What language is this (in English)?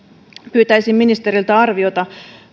Finnish